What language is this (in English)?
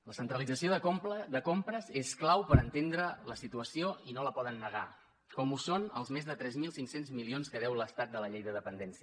Catalan